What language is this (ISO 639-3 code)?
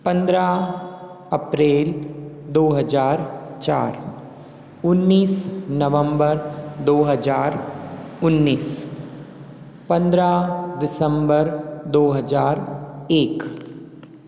hin